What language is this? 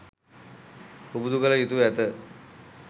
Sinhala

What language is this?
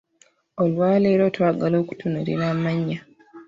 Ganda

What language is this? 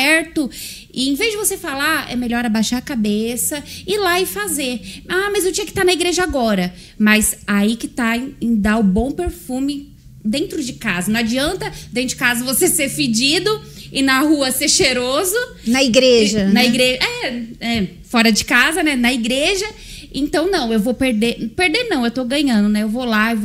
Portuguese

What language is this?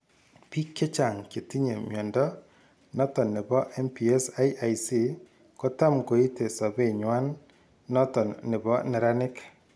Kalenjin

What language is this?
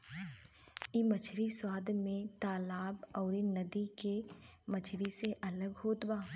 Bhojpuri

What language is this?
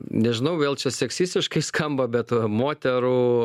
Lithuanian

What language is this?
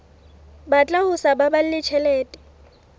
Southern Sotho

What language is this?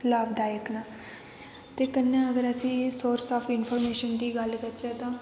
Dogri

